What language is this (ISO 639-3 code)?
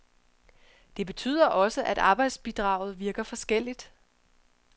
dan